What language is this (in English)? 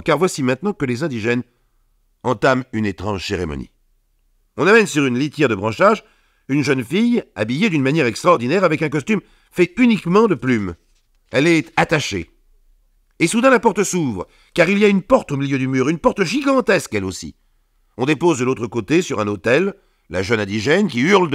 French